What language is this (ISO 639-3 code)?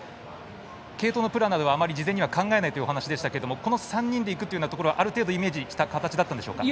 jpn